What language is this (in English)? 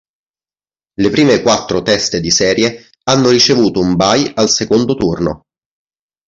Italian